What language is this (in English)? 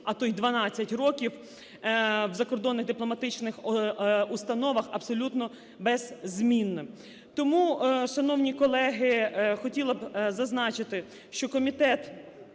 Ukrainian